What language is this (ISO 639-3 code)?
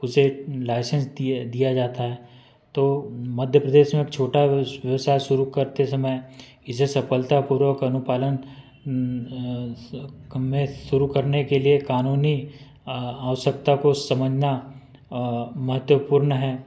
hin